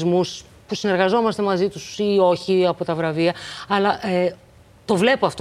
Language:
Greek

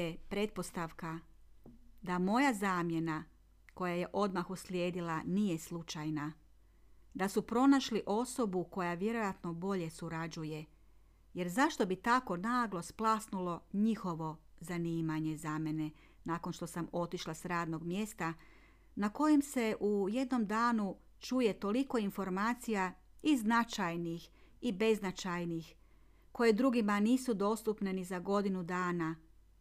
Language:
Croatian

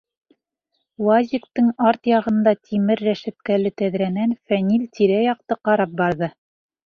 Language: Bashkir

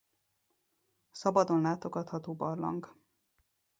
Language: Hungarian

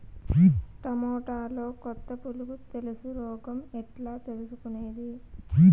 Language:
Telugu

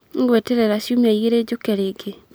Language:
Kikuyu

